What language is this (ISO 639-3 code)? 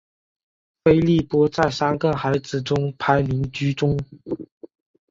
zho